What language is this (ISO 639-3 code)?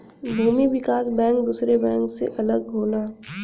bho